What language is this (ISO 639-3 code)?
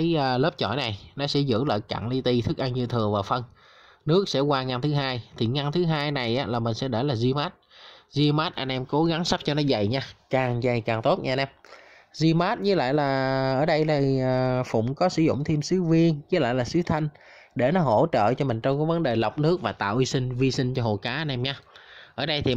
vie